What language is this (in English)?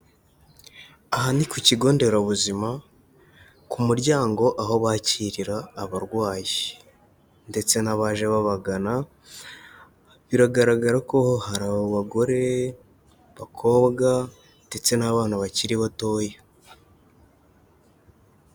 Kinyarwanda